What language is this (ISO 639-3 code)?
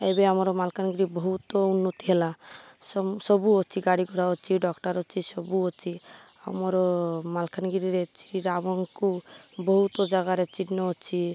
ori